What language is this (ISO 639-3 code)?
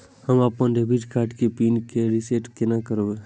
mai